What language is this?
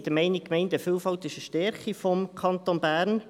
Swiss German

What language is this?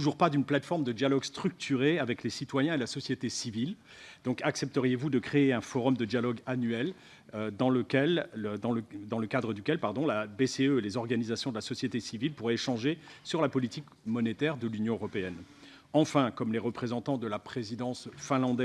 French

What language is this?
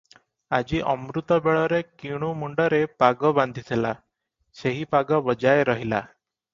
Odia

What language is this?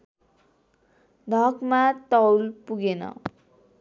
Nepali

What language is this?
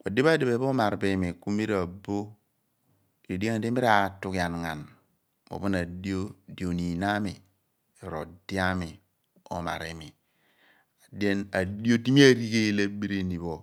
Abua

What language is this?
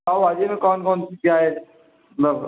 Urdu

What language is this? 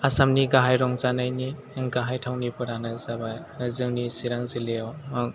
Bodo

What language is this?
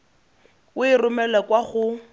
Tswana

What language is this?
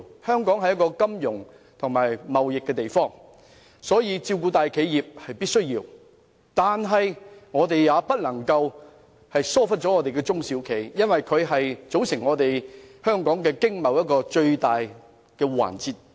Cantonese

